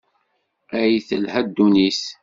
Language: Kabyle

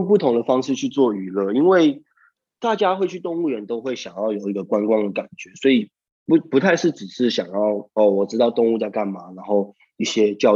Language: Chinese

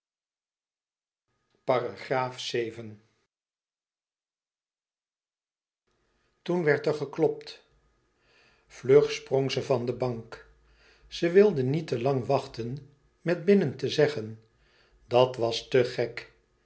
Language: Dutch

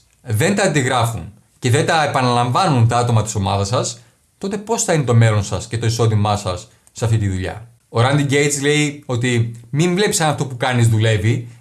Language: Greek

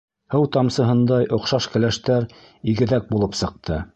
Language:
Bashkir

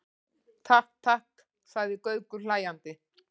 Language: Icelandic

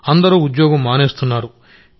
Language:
Telugu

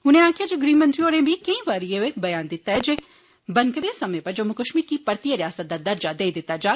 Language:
Dogri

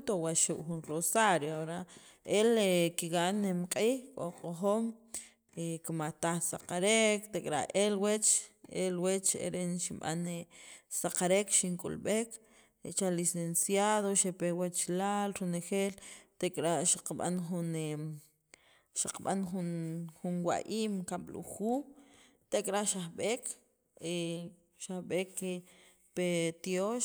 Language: Sacapulteco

